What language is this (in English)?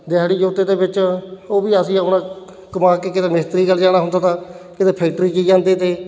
Punjabi